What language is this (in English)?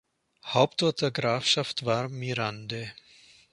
German